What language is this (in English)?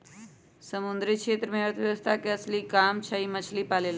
Magahi